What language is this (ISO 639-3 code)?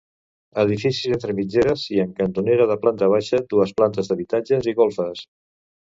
cat